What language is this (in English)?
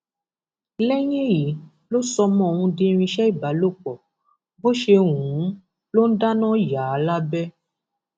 Yoruba